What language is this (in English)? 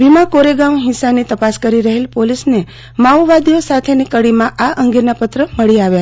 Gujarati